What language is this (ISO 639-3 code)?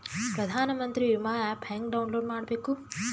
kan